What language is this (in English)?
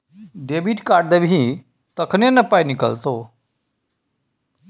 Maithili